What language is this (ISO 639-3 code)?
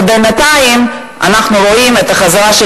heb